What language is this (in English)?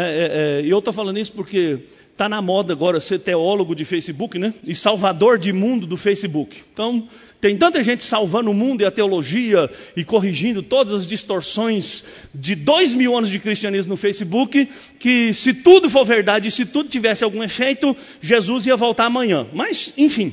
Portuguese